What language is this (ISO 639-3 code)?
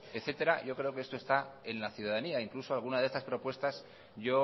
spa